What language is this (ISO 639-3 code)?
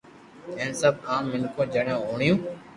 lrk